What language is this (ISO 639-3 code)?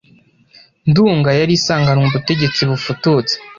kin